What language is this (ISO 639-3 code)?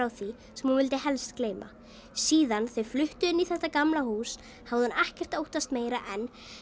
isl